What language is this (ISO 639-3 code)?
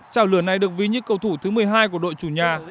vie